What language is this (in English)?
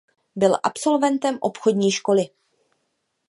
Czech